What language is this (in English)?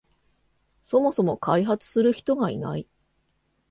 Japanese